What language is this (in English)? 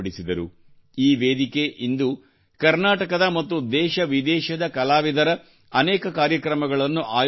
Kannada